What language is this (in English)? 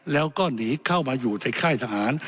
Thai